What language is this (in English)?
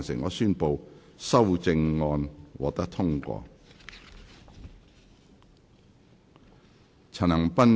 Cantonese